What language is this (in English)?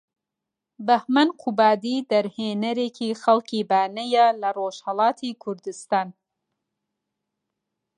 Central Kurdish